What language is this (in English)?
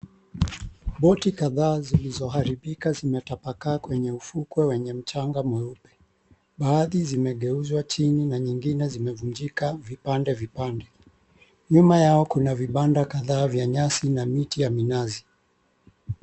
Swahili